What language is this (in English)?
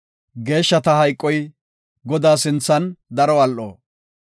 Gofa